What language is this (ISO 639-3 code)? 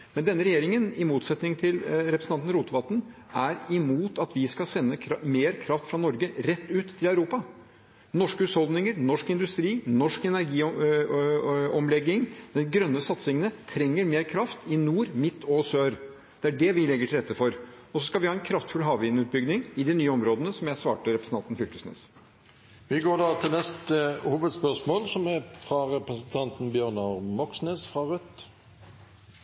nor